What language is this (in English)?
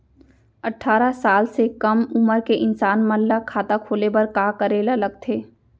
Chhattisgarhi